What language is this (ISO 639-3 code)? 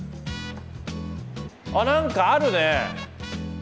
jpn